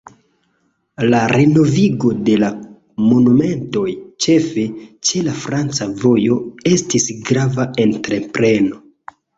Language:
Esperanto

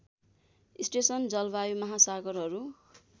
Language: Nepali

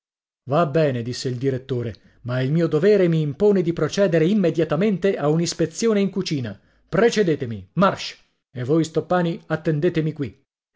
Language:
Italian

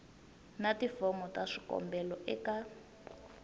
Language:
Tsonga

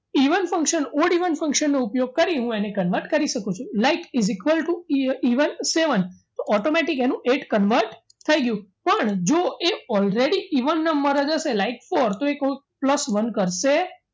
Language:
Gujarati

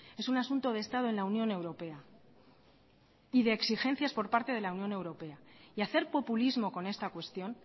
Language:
Spanish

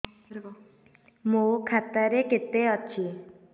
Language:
Odia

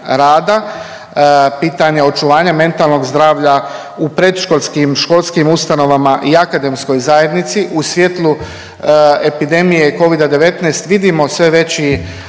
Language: Croatian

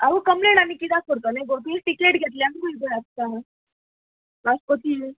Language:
Konkani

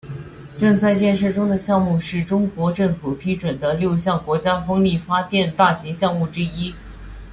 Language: Chinese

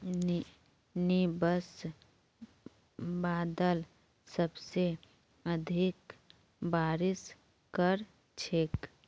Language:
Magahi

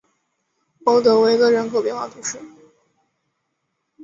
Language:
Chinese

